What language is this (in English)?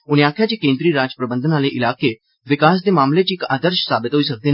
Dogri